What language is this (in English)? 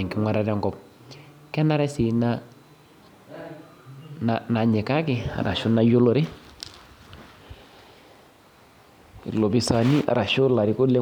Masai